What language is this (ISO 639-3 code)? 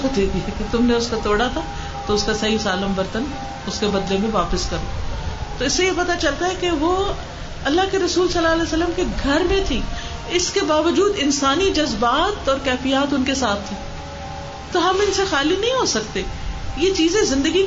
urd